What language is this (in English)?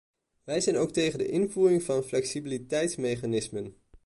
Dutch